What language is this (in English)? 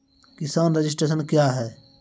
Maithili